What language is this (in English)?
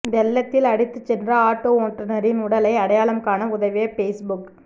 Tamil